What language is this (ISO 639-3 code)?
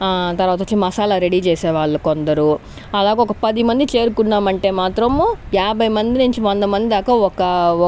tel